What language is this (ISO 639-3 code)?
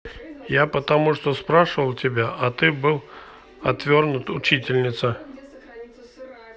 rus